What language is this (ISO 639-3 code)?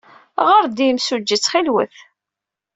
kab